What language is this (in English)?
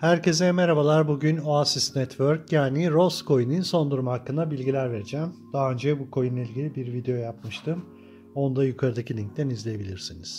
Turkish